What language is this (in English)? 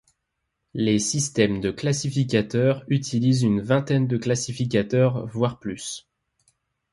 French